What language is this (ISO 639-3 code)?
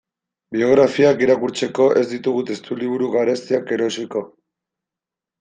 eus